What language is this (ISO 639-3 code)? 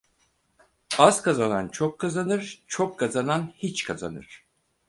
tur